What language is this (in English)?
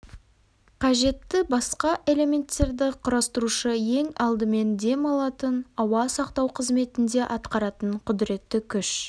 Kazakh